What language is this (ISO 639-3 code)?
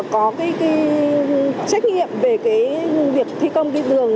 vie